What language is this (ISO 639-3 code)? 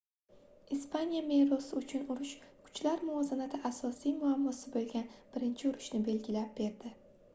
uzb